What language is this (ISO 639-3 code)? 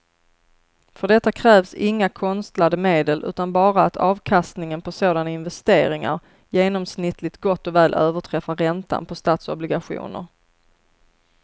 swe